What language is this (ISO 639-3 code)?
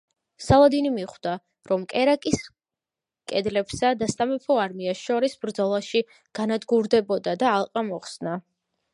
kat